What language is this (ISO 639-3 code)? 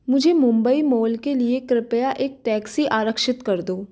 hin